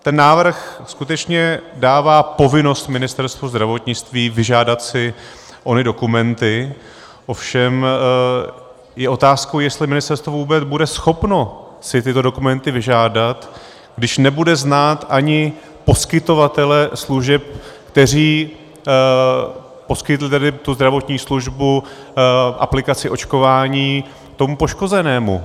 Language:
Czech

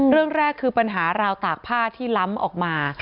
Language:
Thai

